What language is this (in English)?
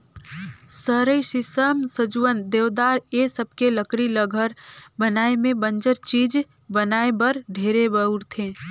Chhattisgarhi